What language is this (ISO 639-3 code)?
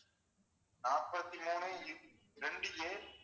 tam